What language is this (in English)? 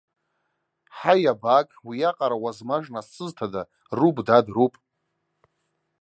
Abkhazian